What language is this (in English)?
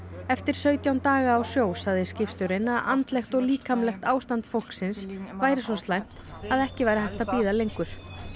Icelandic